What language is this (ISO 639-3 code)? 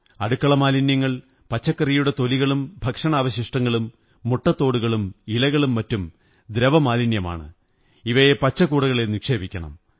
mal